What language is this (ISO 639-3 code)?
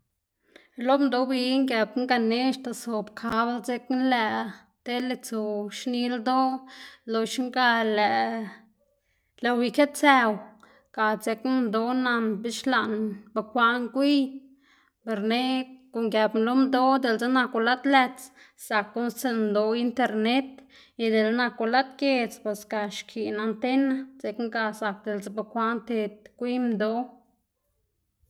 ztg